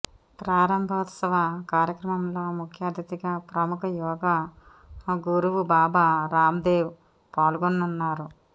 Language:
Telugu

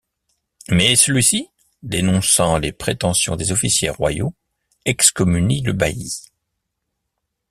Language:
French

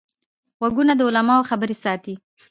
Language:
Pashto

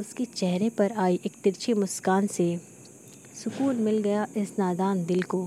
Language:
Hindi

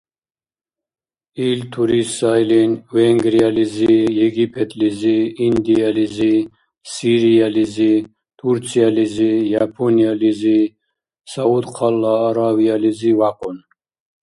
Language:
Dargwa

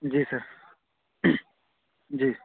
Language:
Urdu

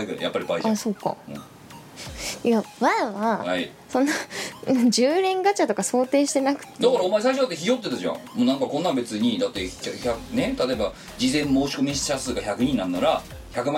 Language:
Japanese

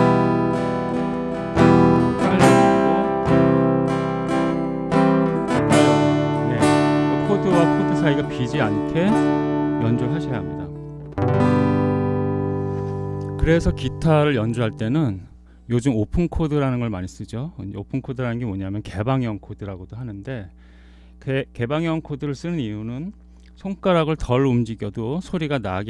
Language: Korean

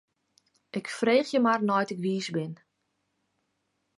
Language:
Western Frisian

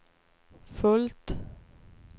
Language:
Swedish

